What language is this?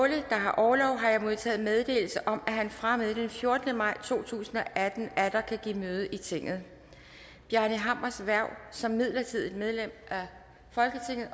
Danish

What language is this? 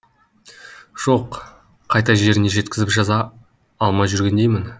Kazakh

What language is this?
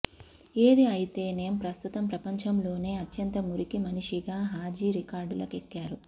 Telugu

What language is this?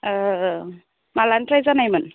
Bodo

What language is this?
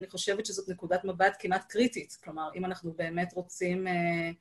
Hebrew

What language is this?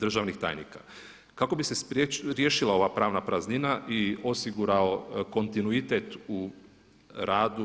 Croatian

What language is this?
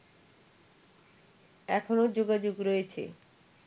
Bangla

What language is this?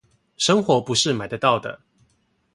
Chinese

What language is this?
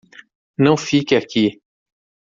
Portuguese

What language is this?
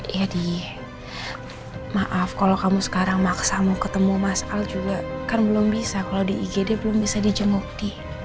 Indonesian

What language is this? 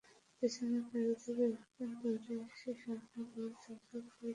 Bangla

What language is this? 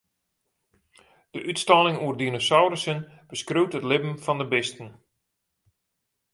Western Frisian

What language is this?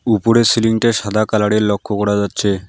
Bangla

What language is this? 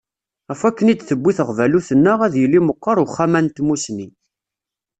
Kabyle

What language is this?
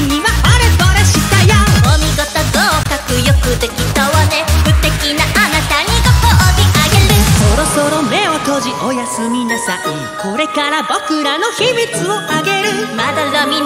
Korean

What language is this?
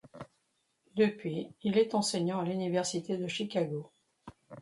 French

